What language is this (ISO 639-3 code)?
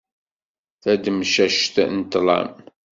kab